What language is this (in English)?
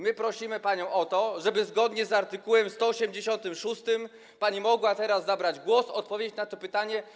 Polish